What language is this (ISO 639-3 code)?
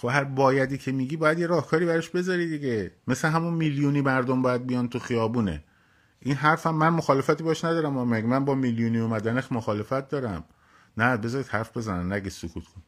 fas